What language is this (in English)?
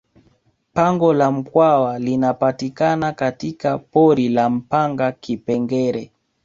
Swahili